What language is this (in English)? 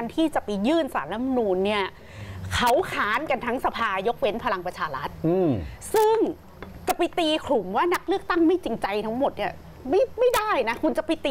Thai